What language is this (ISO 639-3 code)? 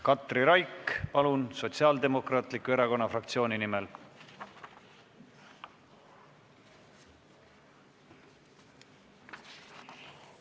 est